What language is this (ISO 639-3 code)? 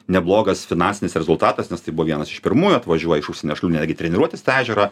lit